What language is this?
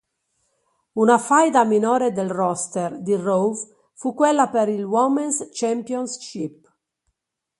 Italian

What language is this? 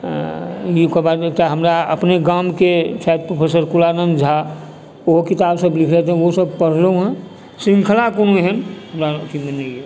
Maithili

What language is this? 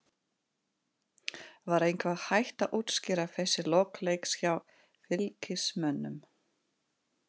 Icelandic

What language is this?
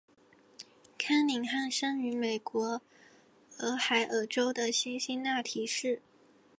Chinese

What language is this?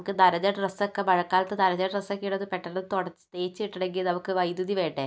Malayalam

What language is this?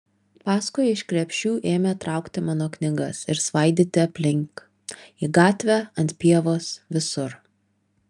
Lithuanian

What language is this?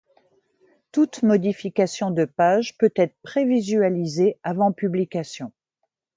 French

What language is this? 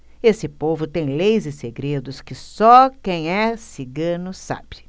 Portuguese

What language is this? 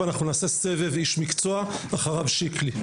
Hebrew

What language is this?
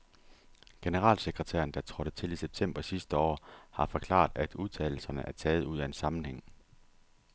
Danish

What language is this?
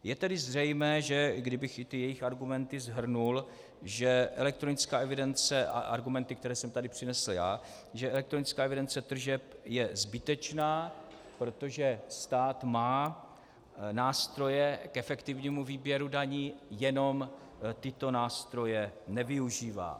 Czech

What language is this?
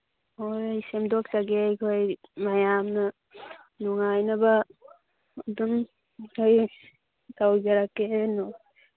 Manipuri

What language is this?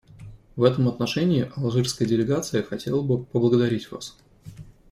Russian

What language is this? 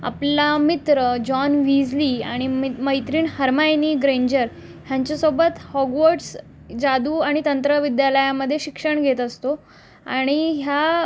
Marathi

